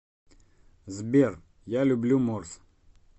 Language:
Russian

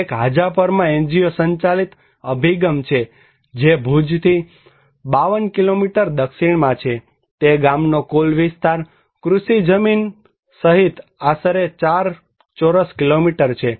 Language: Gujarati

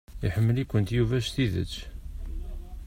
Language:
Kabyle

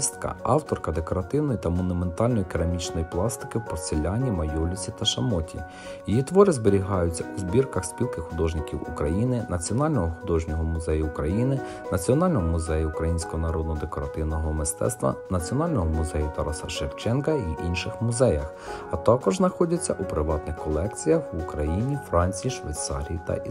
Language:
Ukrainian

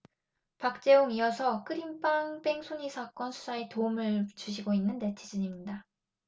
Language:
Korean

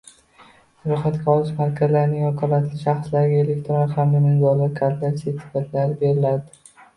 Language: Uzbek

